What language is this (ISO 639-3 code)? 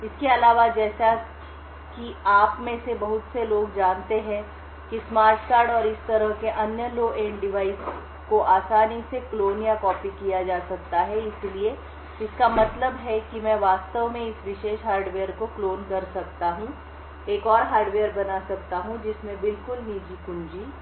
hin